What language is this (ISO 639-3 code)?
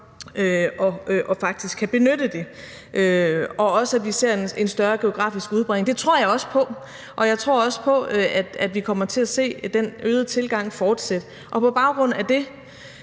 dan